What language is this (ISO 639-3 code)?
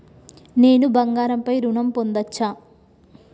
tel